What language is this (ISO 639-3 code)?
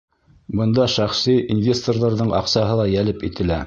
bak